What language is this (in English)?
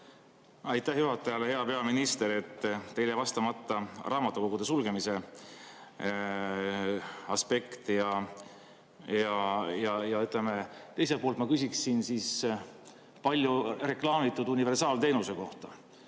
Estonian